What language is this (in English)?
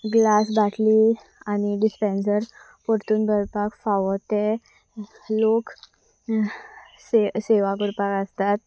Konkani